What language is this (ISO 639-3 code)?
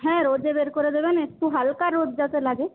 ben